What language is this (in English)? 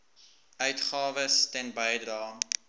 Afrikaans